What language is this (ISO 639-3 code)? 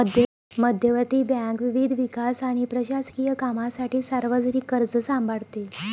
mar